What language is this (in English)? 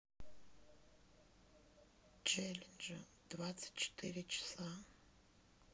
Russian